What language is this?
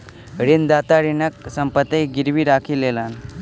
Maithili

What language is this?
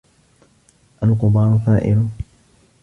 Arabic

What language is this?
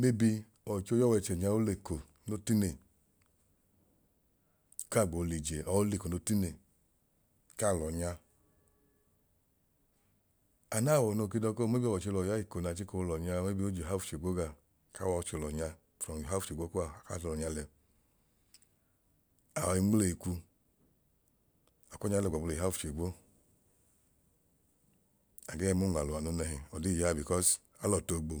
Idoma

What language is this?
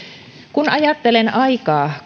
Finnish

